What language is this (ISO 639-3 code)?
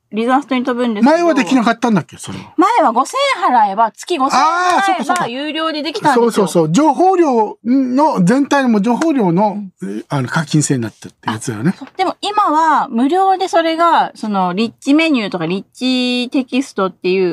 jpn